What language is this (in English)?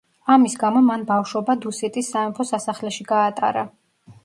Georgian